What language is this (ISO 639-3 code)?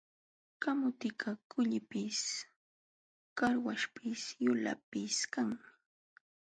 qxw